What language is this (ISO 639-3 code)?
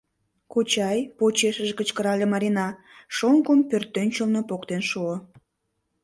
chm